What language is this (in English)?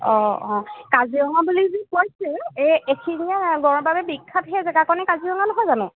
Assamese